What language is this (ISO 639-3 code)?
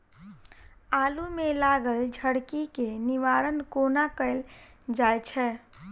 mai